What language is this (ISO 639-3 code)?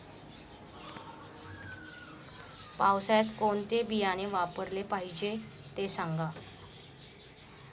mar